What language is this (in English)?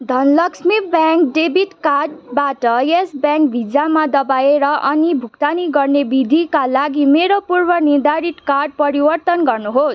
Nepali